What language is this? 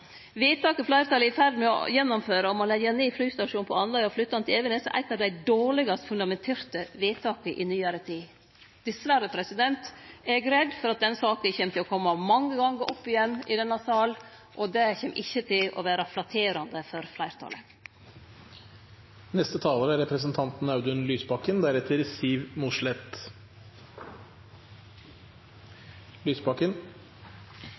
Norwegian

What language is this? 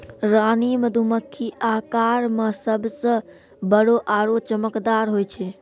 Maithili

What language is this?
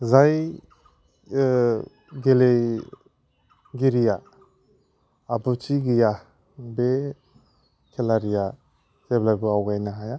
Bodo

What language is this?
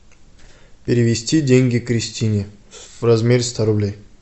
Russian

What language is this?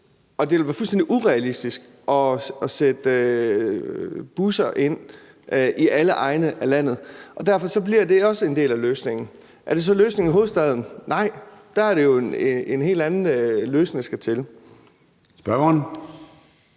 Danish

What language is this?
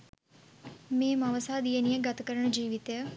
Sinhala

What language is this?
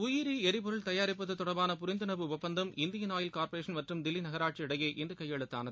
Tamil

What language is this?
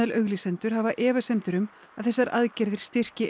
Icelandic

